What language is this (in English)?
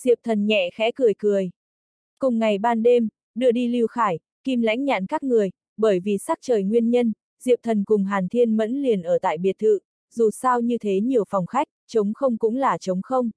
Vietnamese